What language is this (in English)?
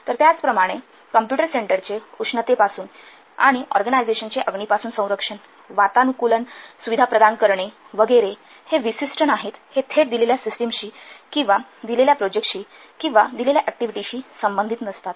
Marathi